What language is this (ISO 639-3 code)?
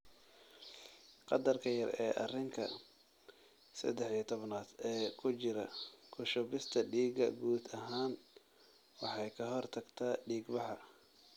som